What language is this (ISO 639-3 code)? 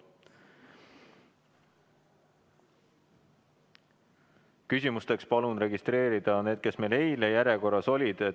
est